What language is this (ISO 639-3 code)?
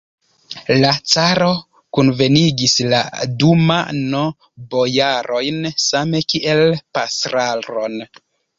epo